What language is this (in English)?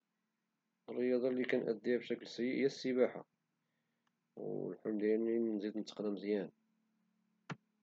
Moroccan Arabic